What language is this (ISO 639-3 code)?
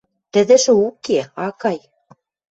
mrj